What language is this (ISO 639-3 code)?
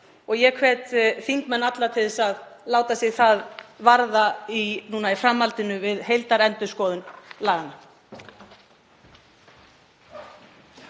isl